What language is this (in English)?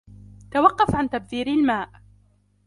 Arabic